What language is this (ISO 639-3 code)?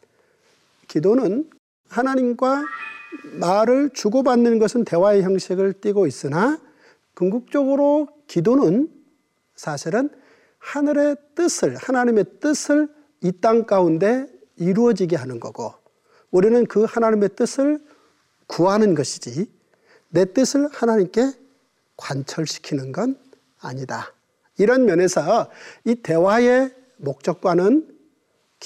kor